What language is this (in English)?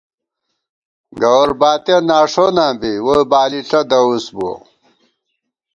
Gawar-Bati